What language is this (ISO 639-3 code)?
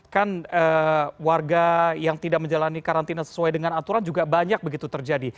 ind